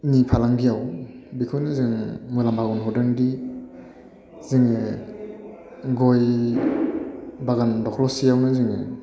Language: Bodo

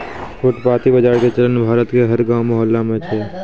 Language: Maithili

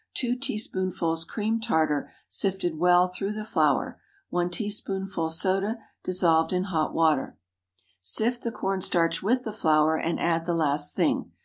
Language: English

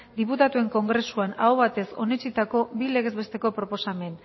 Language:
Basque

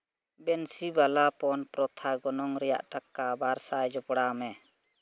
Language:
Santali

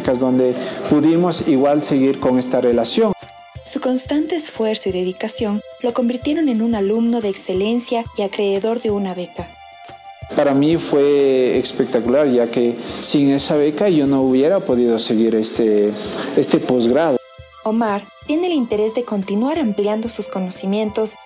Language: Spanish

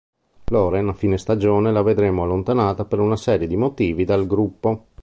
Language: Italian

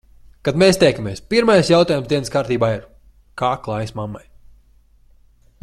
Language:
Latvian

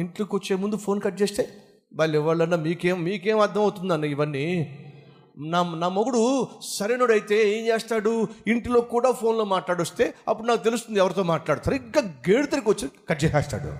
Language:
Telugu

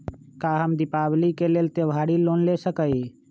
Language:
Magahi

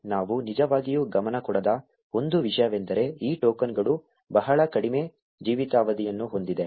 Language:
Kannada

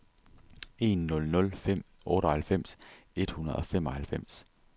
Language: Danish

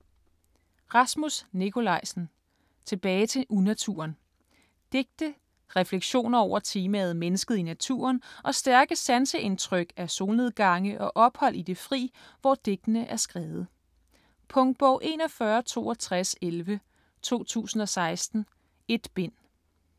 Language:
Danish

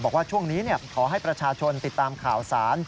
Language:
Thai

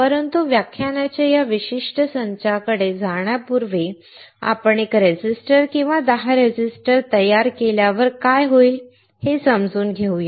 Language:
Marathi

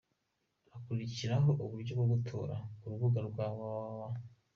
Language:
Kinyarwanda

